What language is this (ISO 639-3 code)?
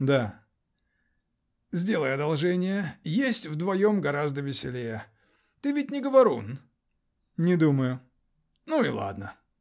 rus